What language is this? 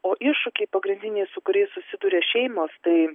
Lithuanian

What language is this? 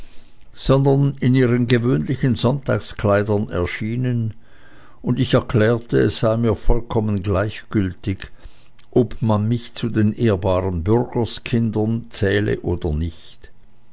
German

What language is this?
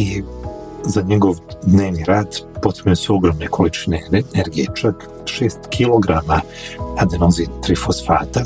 Croatian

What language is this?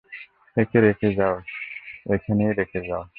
Bangla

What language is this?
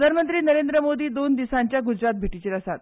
Konkani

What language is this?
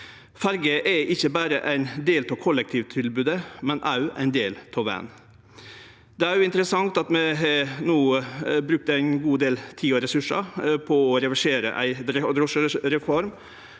Norwegian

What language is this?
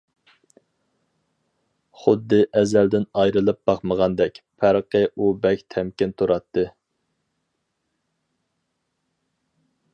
Uyghur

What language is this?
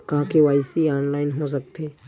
Chhattisgarhi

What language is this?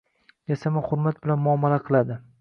Uzbek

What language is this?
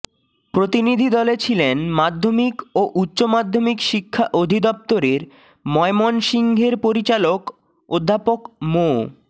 Bangla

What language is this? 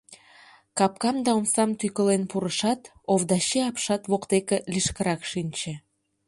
Mari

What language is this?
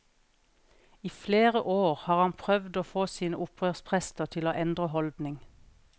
Norwegian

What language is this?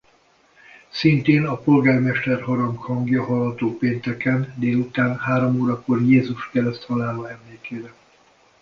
Hungarian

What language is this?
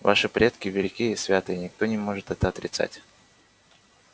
Russian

